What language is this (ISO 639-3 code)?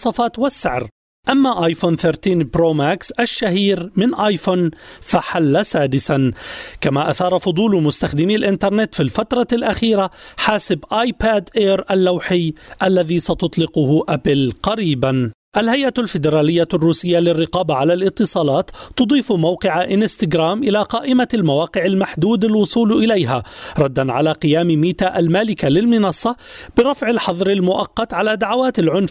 ara